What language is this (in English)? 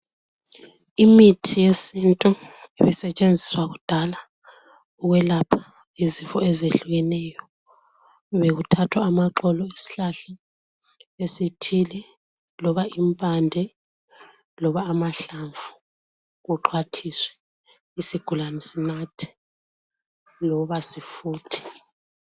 North Ndebele